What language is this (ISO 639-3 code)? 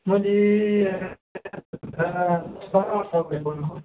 nep